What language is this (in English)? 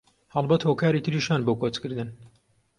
Central Kurdish